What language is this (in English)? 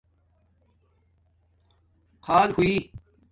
Domaaki